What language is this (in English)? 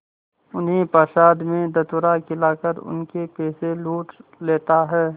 Hindi